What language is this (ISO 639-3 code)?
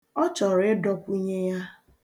ibo